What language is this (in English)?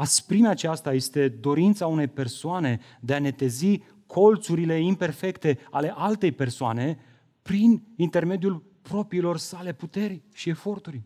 Romanian